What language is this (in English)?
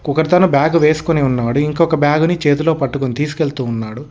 Telugu